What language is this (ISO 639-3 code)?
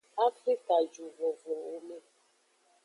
ajg